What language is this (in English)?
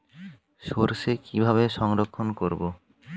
Bangla